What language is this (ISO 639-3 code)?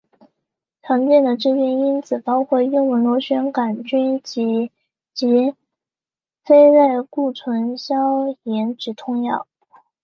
zho